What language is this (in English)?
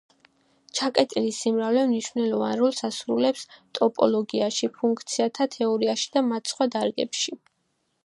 Georgian